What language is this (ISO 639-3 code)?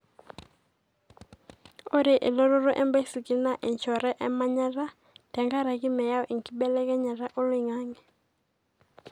mas